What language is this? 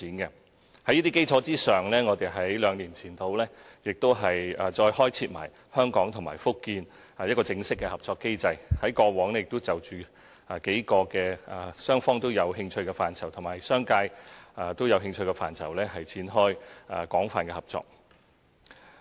Cantonese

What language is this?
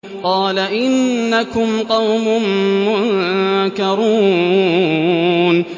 Arabic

